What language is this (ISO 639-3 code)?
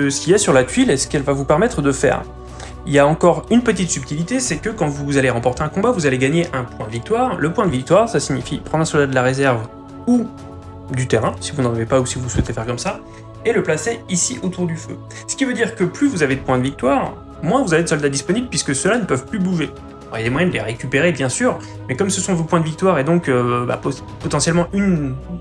fra